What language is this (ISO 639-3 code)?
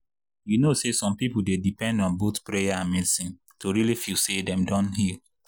pcm